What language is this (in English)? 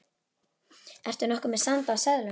Icelandic